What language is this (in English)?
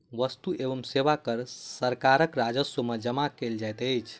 Maithili